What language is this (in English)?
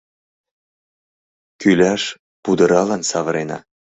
Mari